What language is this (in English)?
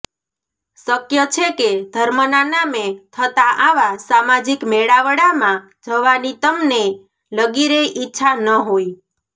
Gujarati